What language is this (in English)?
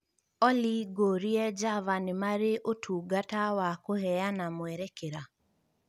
Kikuyu